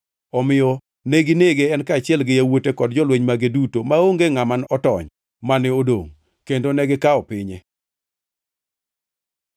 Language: Luo (Kenya and Tanzania)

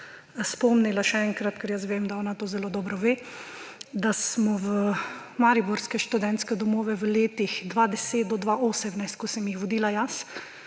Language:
Slovenian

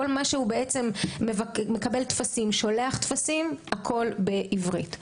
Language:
Hebrew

